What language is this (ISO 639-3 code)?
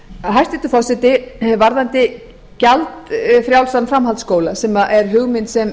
isl